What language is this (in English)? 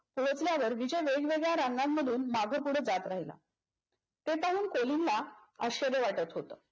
Marathi